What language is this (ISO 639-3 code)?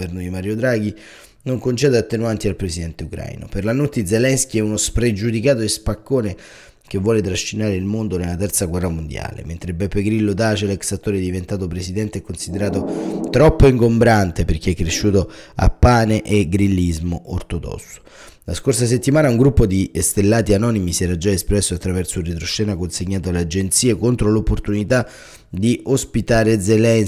ita